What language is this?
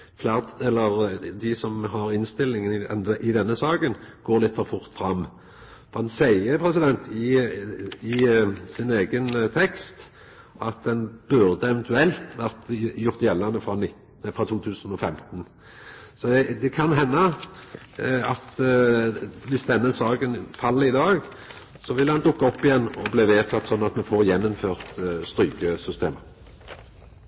Norwegian Nynorsk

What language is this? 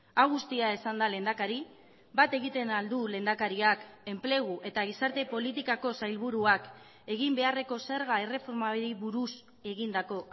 Basque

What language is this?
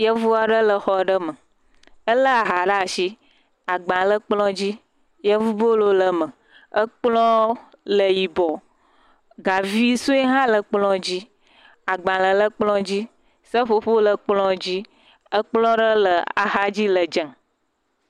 Ewe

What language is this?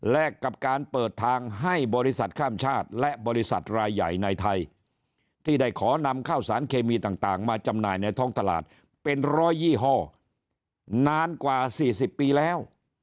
Thai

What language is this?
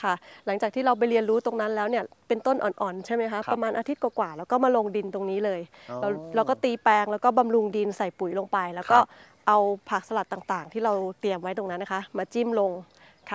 Thai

